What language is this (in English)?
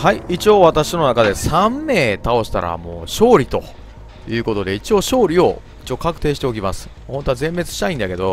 Japanese